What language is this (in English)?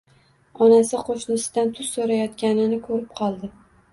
Uzbek